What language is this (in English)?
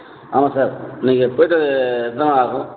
Tamil